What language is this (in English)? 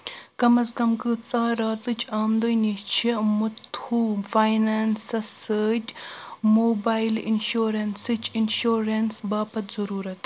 Kashmiri